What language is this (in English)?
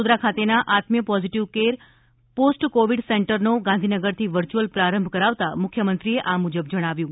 Gujarati